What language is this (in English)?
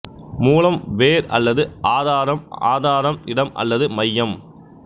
Tamil